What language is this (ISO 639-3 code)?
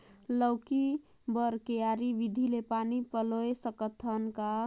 hne